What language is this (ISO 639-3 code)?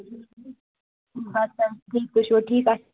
kas